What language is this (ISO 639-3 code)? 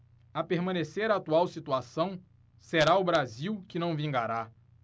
por